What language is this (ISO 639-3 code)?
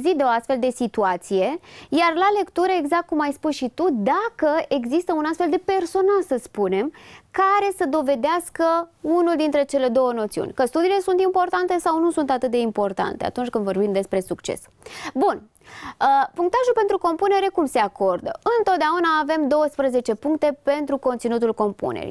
ron